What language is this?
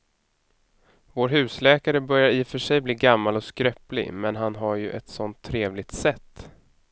Swedish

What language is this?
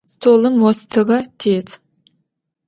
Adyghe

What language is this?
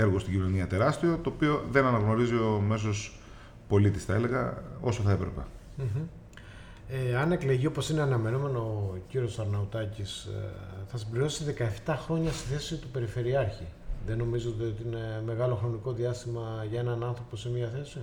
Greek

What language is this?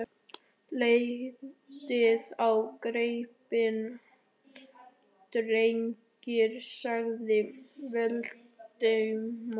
Icelandic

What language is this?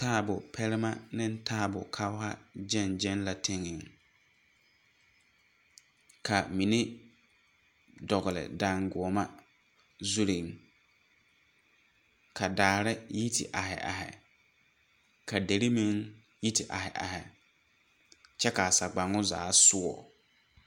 Southern Dagaare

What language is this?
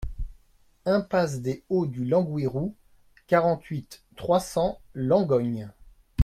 French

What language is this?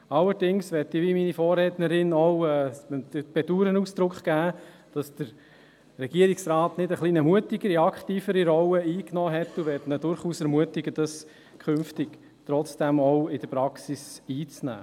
Swiss German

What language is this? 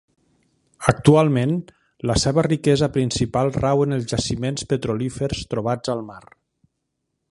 Catalan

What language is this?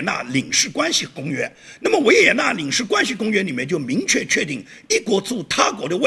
Chinese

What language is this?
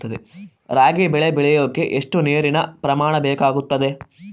Kannada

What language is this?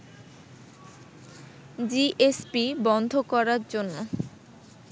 Bangla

